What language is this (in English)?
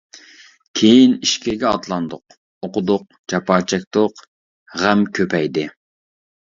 Uyghur